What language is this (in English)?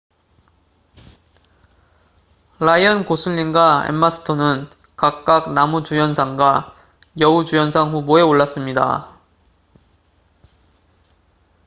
Korean